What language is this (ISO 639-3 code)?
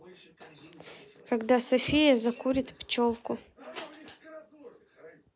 rus